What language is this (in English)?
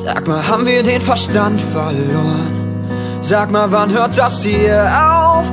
German